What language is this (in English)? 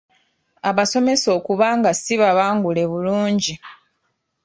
Ganda